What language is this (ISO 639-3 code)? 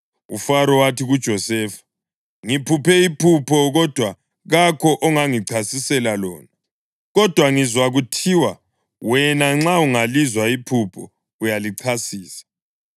nde